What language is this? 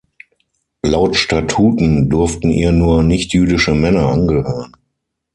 German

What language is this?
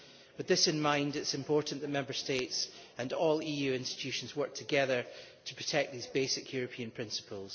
English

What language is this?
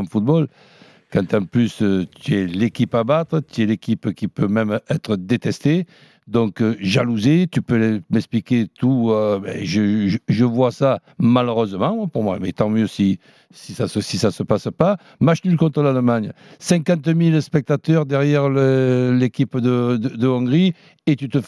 French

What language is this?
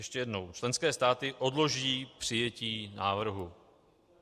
Czech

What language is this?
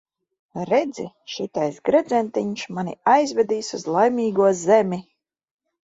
Latvian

